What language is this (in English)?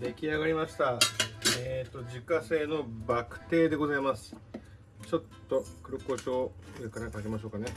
Japanese